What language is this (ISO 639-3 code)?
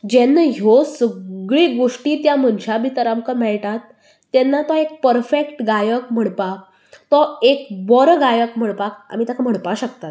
kok